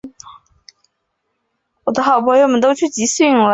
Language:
Chinese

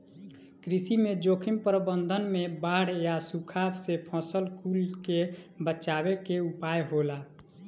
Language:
Bhojpuri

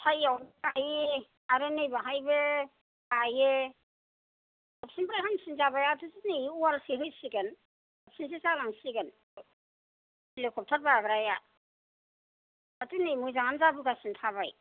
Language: Bodo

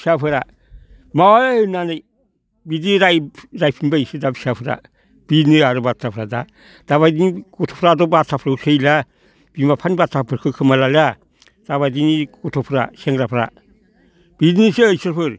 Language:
Bodo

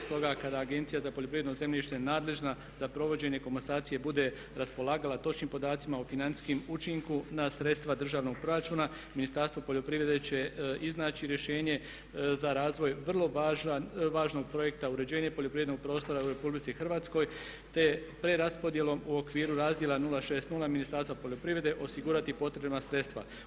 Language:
Croatian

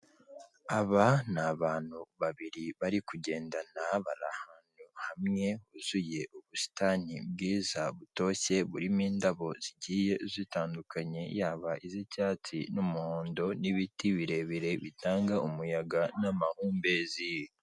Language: Kinyarwanda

